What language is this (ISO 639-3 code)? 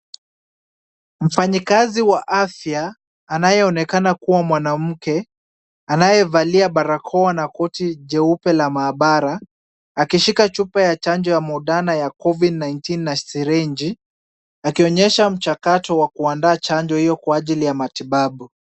swa